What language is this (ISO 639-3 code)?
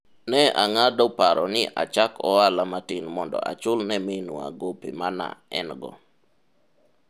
luo